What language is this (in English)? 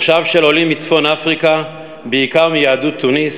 Hebrew